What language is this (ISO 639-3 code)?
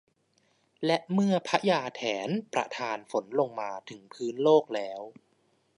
tha